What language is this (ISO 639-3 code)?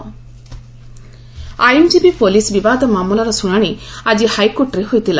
ori